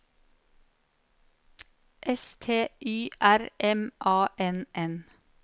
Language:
Norwegian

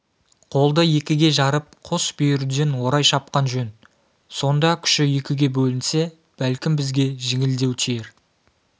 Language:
Kazakh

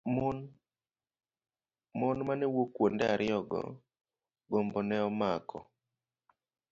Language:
Luo (Kenya and Tanzania)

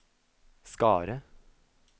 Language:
Norwegian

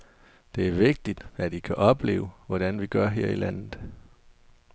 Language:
Danish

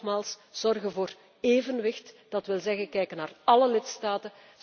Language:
Dutch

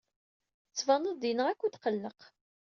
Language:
Kabyle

